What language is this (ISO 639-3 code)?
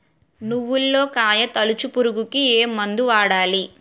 tel